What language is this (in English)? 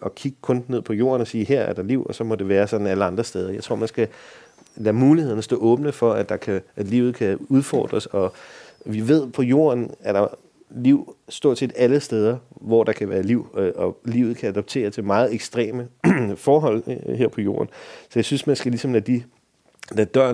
Danish